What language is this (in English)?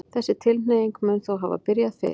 Icelandic